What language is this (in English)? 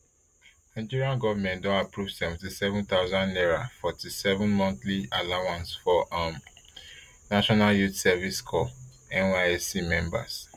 Nigerian Pidgin